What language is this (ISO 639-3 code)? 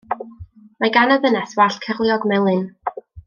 cym